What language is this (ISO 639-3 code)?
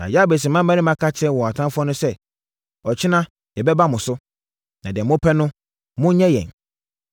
aka